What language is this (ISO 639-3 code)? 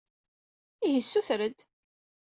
kab